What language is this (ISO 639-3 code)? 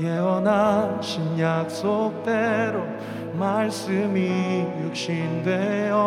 kor